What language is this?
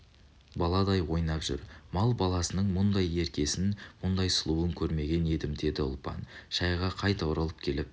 Kazakh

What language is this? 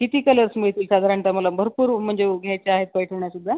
Marathi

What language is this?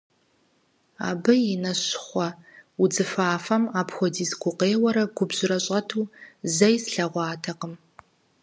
Kabardian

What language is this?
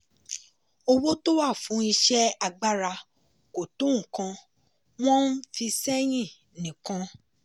Yoruba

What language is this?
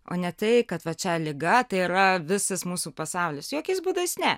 Lithuanian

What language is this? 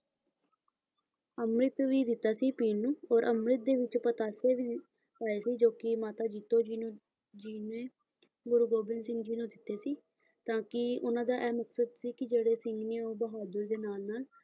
Punjabi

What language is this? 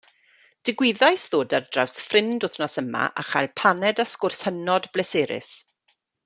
Welsh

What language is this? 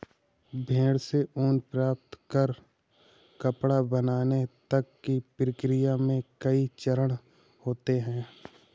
Hindi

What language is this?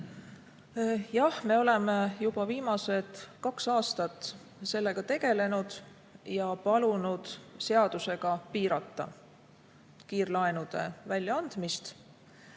Estonian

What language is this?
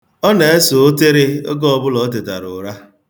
Igbo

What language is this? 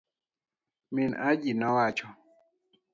Luo (Kenya and Tanzania)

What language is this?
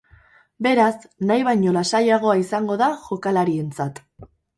Basque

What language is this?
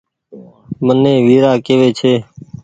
Goaria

